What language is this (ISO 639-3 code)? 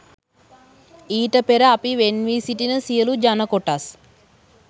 sin